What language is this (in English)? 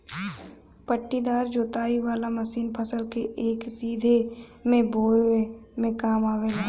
Bhojpuri